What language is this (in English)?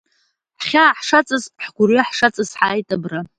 Abkhazian